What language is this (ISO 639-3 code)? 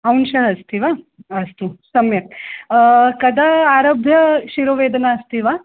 san